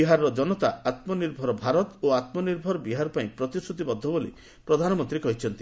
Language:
Odia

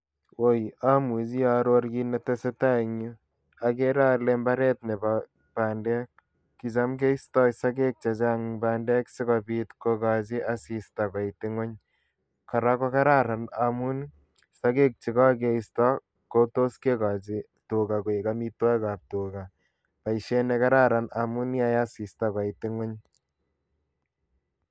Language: Kalenjin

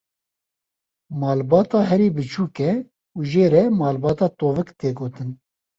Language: Kurdish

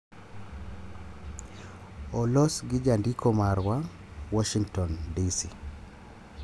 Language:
Luo (Kenya and Tanzania)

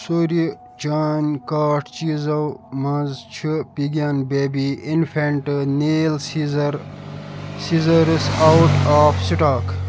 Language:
Kashmiri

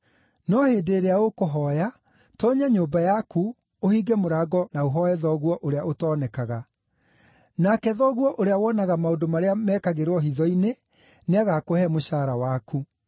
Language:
Kikuyu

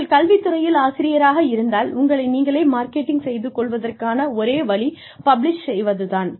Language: Tamil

